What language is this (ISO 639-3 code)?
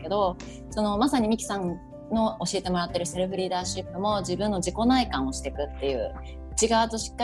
jpn